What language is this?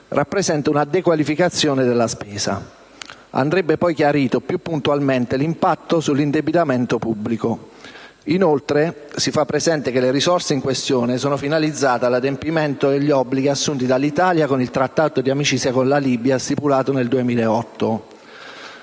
Italian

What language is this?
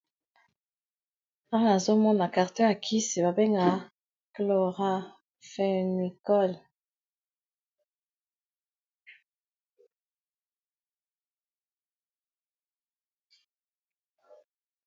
Lingala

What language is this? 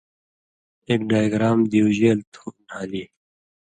Indus Kohistani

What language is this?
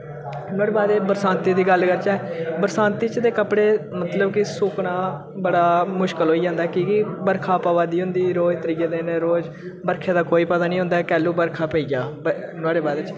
Dogri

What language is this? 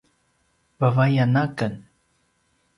Paiwan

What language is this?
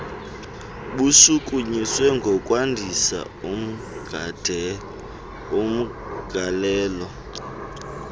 Xhosa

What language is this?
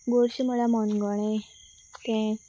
Konkani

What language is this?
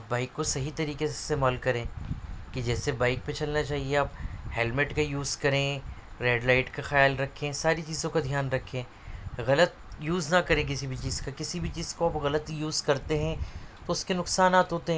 Urdu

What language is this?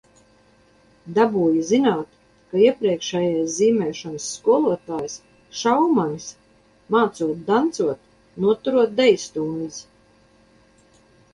Latvian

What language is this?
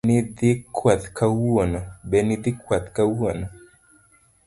Luo (Kenya and Tanzania)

